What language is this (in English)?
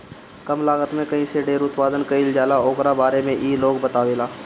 Bhojpuri